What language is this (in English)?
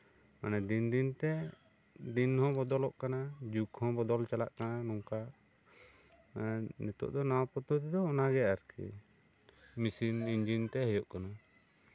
Santali